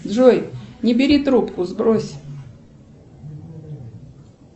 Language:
Russian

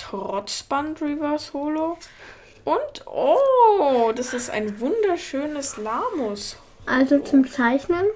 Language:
German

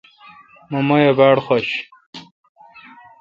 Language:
Kalkoti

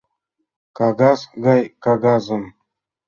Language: Mari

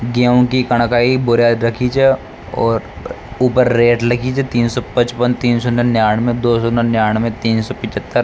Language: Rajasthani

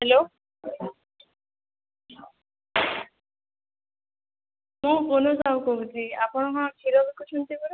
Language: Odia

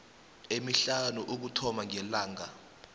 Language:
South Ndebele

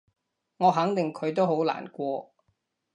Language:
Cantonese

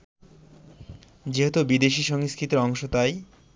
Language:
Bangla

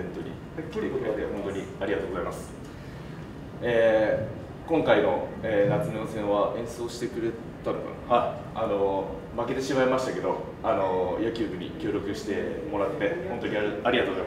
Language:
Japanese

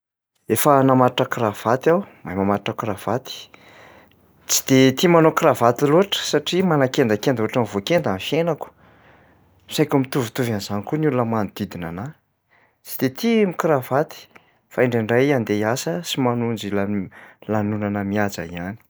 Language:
Malagasy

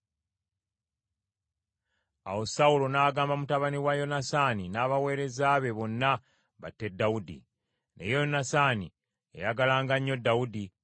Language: Ganda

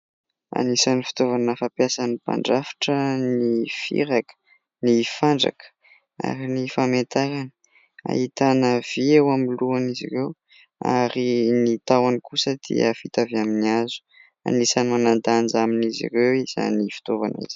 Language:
Malagasy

